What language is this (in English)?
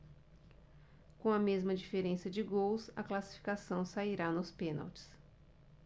Portuguese